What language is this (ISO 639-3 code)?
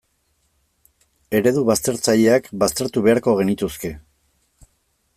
eus